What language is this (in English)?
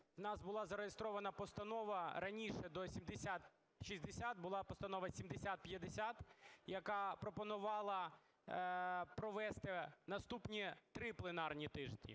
Ukrainian